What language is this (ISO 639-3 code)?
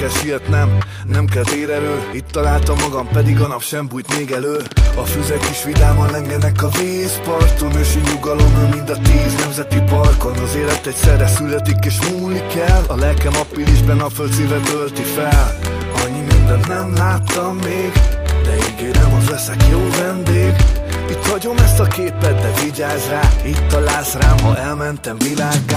pol